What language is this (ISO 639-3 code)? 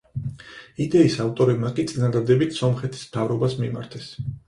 kat